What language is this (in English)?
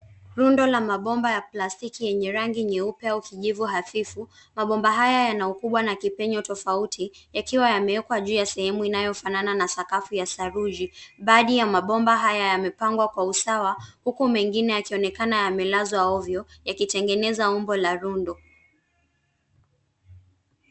Swahili